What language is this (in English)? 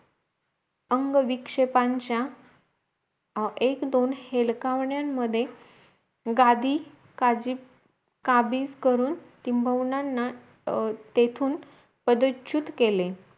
Marathi